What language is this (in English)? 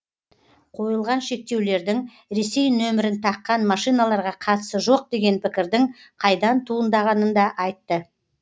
Kazakh